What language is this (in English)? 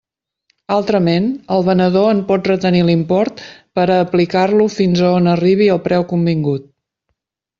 Catalan